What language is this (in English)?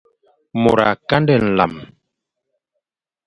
Fang